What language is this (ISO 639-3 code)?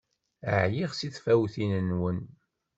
kab